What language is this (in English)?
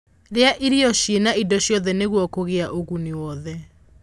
Kikuyu